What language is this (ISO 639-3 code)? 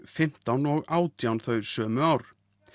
isl